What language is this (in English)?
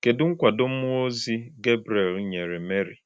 Igbo